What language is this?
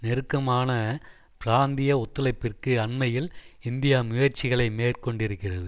Tamil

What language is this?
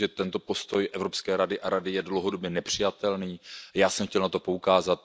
Czech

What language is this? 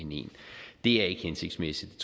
Danish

